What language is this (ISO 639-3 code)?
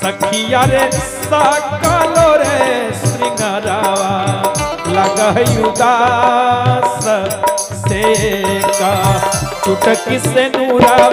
hin